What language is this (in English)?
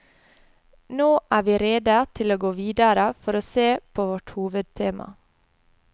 Norwegian